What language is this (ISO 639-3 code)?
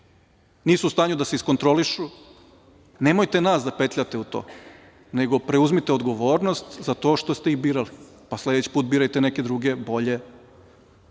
srp